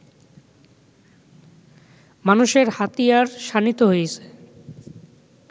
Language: Bangla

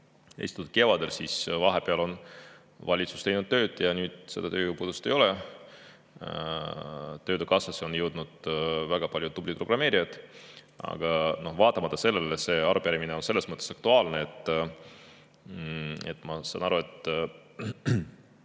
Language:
Estonian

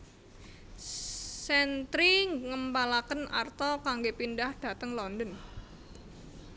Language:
Javanese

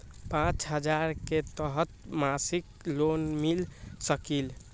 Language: Magahi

